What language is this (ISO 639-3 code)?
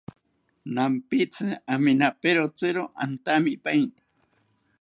cpy